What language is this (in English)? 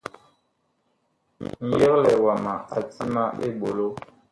Bakoko